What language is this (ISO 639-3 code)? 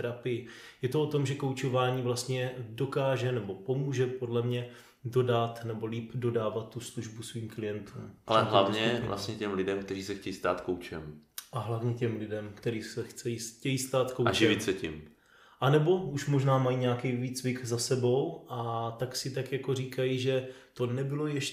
ces